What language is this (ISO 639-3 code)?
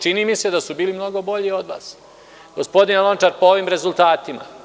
srp